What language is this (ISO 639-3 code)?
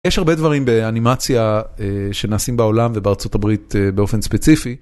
heb